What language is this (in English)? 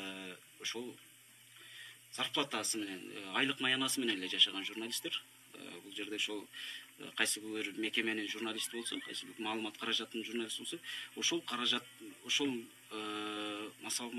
Turkish